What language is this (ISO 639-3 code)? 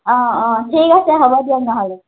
asm